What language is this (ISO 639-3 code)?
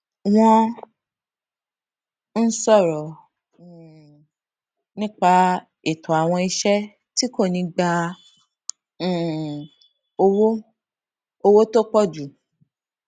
yor